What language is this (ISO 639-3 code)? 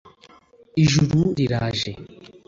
kin